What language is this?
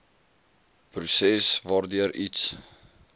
Afrikaans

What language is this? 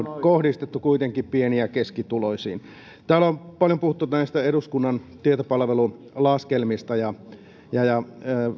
Finnish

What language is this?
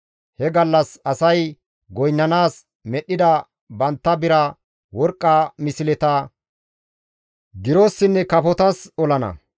Gamo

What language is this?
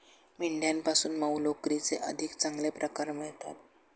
Marathi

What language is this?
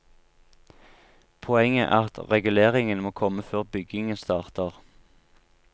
Norwegian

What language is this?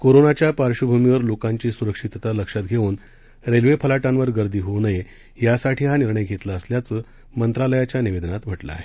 Marathi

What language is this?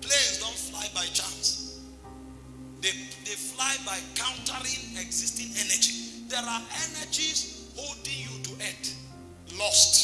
English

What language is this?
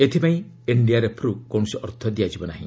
Odia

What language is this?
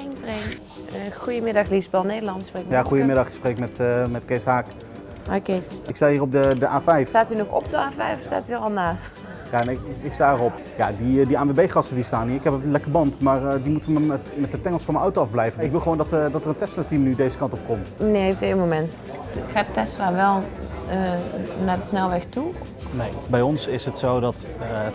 Dutch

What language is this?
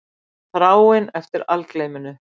Icelandic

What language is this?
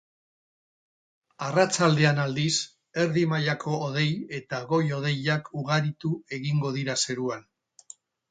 Basque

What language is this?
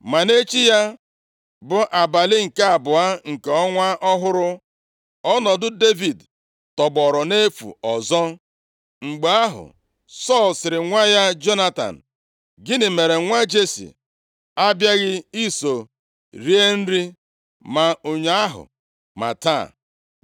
Igbo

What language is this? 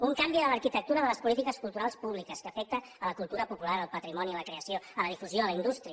Catalan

